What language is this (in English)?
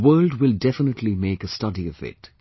English